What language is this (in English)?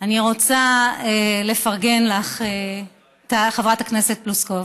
Hebrew